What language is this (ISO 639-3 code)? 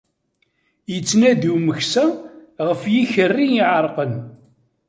kab